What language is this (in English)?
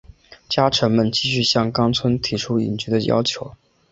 Chinese